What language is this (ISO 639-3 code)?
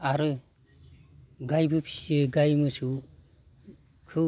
brx